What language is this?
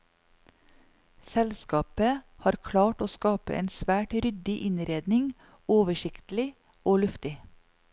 Norwegian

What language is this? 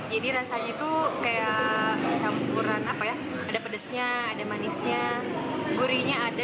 Indonesian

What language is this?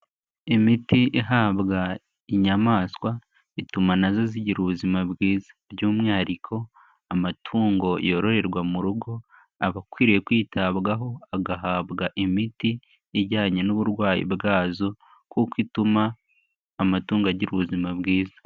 Kinyarwanda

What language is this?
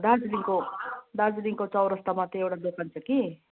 Nepali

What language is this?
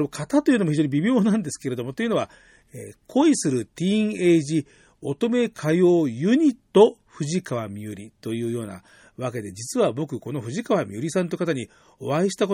Japanese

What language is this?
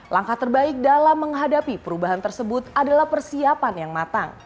Indonesian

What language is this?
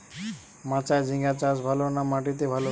Bangla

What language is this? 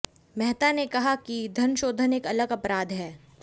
Hindi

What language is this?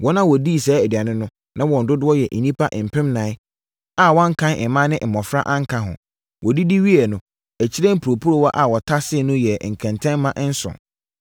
Akan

